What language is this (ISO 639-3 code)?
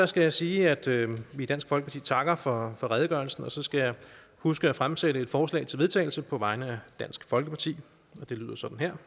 dan